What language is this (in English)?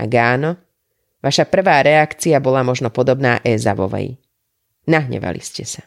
Slovak